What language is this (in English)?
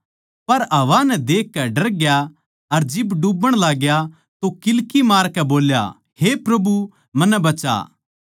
Haryanvi